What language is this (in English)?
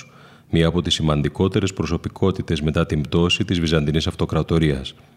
Greek